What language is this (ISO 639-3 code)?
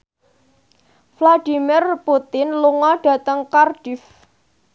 jav